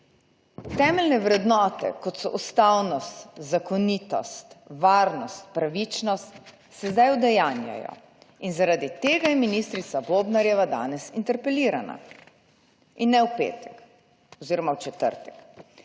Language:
Slovenian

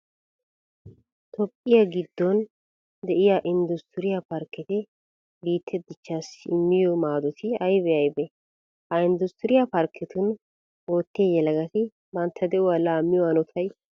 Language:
Wolaytta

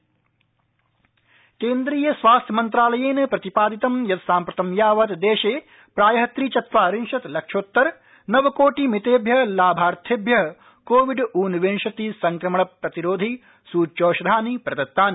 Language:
Sanskrit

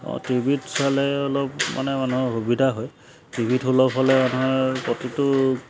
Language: Assamese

